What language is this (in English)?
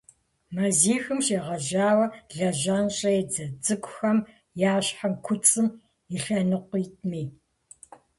Kabardian